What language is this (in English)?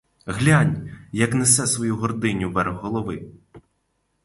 Ukrainian